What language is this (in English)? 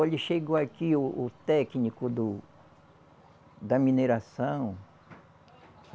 Portuguese